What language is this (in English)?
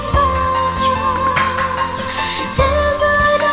Vietnamese